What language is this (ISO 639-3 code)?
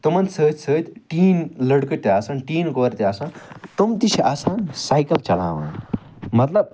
kas